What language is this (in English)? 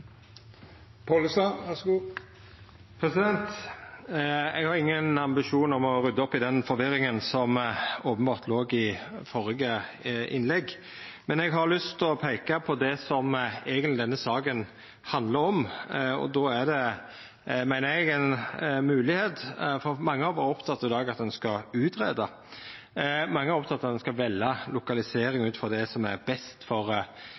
Norwegian Nynorsk